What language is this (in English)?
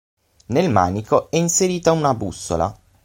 Italian